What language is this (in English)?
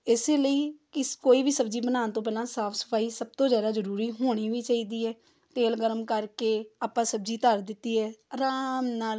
Punjabi